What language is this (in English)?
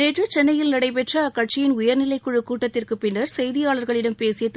Tamil